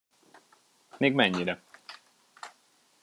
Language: Hungarian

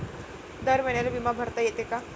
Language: Marathi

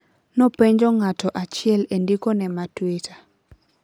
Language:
Luo (Kenya and Tanzania)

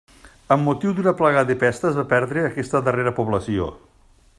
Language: Catalan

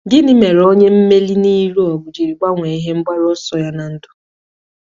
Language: Igbo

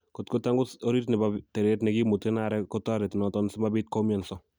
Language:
Kalenjin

